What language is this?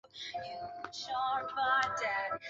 Chinese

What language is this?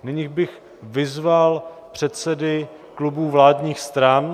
Czech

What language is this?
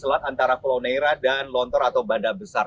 Indonesian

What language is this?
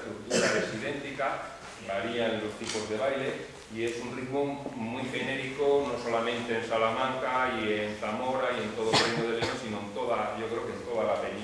Spanish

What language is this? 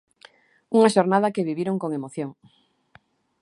Galician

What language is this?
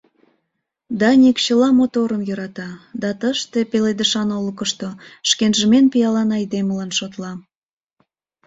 Mari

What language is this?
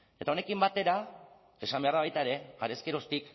Basque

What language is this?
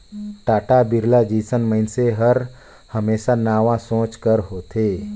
Chhattisgarhi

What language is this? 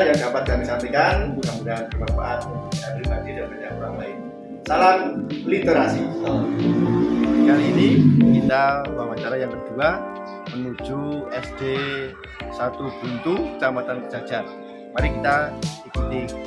Indonesian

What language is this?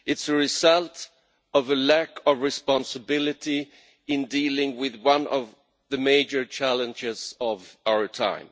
English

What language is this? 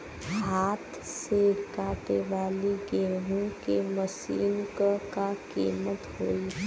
Bhojpuri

